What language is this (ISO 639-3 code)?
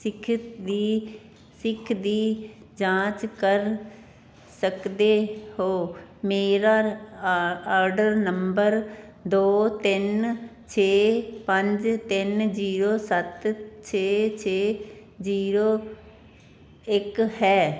pan